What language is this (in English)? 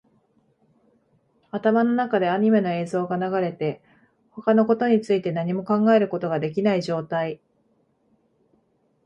Japanese